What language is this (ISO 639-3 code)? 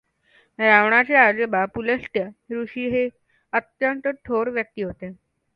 mar